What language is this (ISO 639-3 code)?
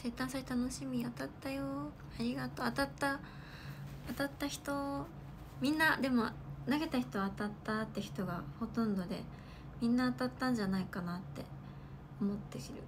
jpn